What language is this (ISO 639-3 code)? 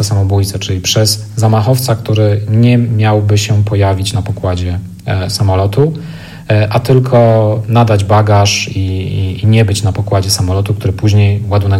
pol